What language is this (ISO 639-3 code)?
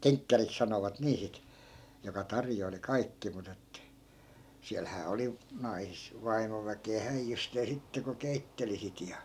fin